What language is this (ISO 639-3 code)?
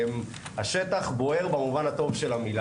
heb